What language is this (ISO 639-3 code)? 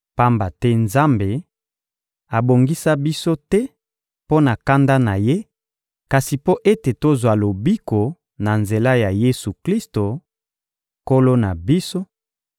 lin